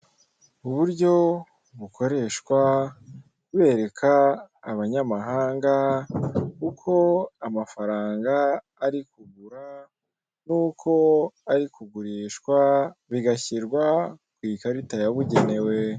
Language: Kinyarwanda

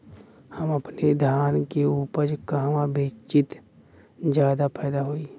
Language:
Bhojpuri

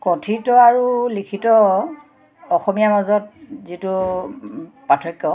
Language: Assamese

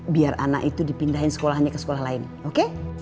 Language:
Indonesian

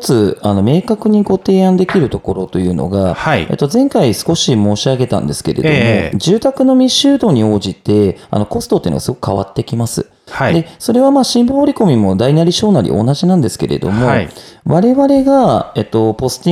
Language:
Japanese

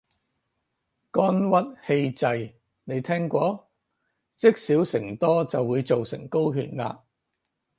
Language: Cantonese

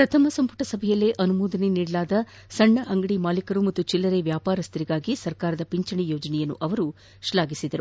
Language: Kannada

